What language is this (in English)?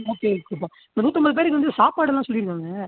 Tamil